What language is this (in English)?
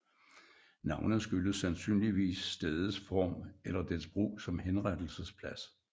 Danish